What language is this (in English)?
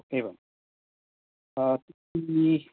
Sanskrit